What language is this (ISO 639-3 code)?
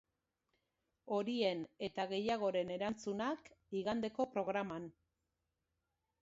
eus